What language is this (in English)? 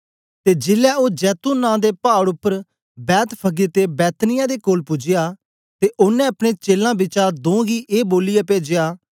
Dogri